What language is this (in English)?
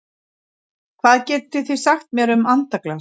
Icelandic